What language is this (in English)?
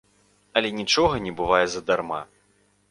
Belarusian